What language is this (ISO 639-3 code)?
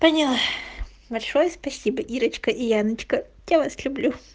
rus